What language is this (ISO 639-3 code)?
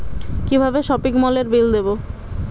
ben